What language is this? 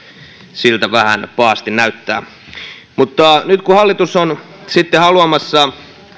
Finnish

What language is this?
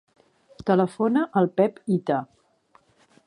Catalan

